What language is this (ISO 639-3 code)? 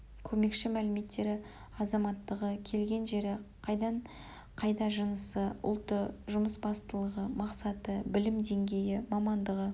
kaz